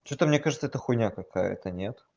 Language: Russian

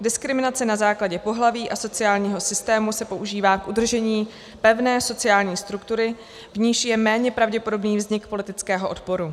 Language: Czech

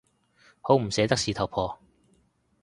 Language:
Cantonese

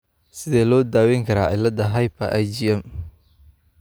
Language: Somali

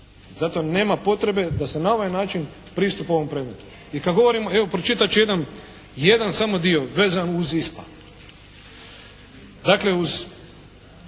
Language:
Croatian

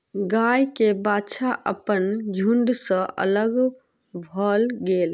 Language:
Maithili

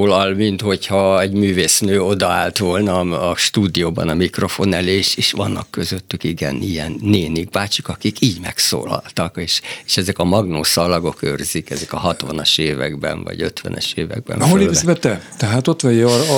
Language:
Hungarian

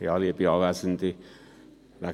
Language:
Swiss German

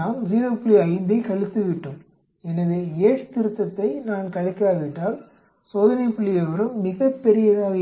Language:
Tamil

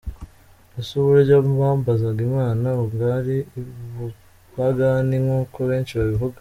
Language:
Kinyarwanda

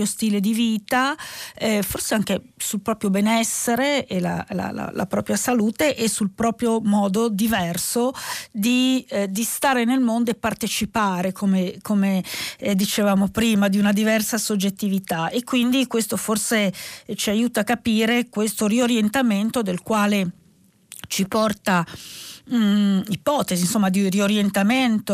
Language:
Italian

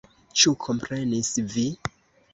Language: Esperanto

